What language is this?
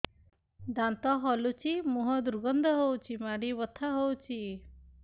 Odia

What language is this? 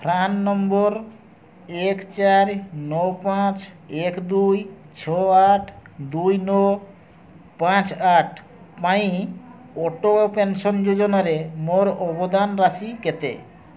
Odia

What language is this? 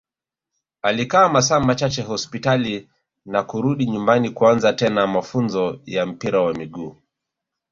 Swahili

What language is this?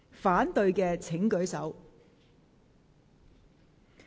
Cantonese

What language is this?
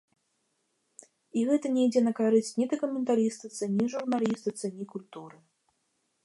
Belarusian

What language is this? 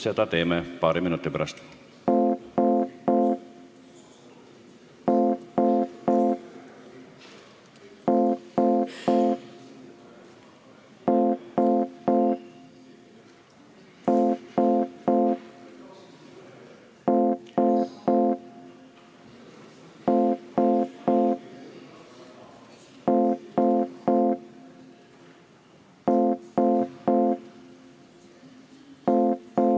Estonian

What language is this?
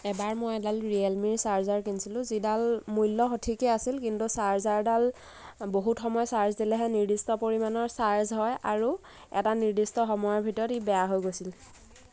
Assamese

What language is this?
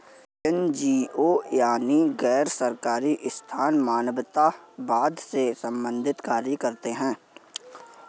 Hindi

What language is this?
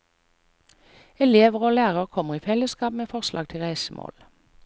Norwegian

